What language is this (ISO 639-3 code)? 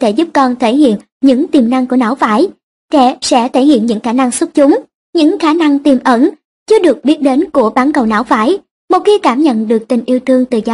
vie